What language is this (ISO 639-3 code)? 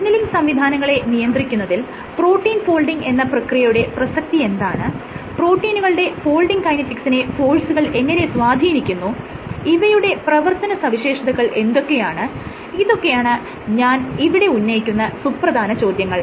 mal